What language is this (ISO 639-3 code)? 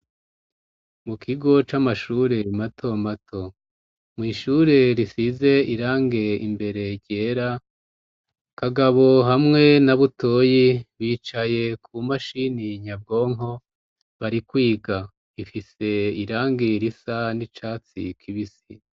run